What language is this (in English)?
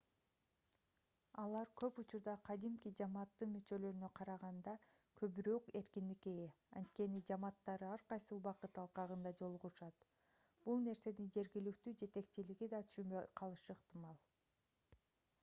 Kyrgyz